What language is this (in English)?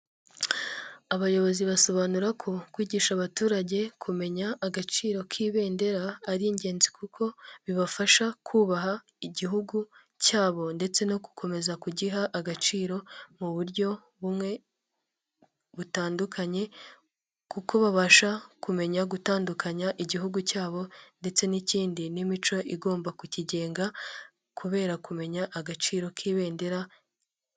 Kinyarwanda